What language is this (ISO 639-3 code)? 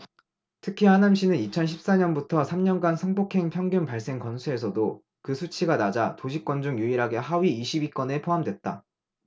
kor